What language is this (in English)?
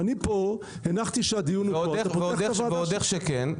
Hebrew